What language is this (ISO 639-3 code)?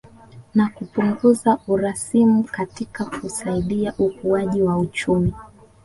swa